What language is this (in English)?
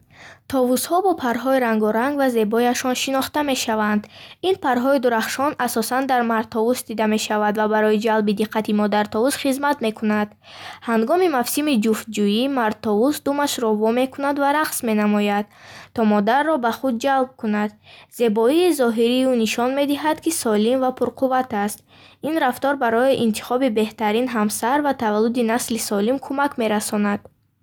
Bukharic